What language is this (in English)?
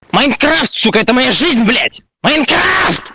Russian